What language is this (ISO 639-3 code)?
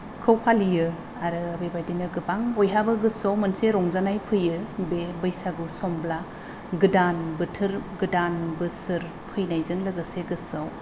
brx